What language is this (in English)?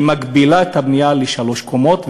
Hebrew